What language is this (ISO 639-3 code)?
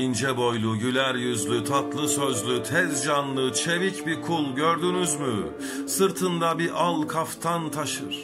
tur